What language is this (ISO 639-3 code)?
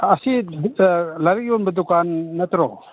mni